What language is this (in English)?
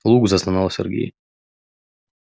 Russian